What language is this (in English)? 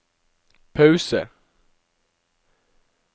Norwegian